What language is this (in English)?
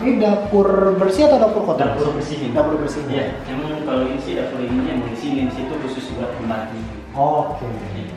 Indonesian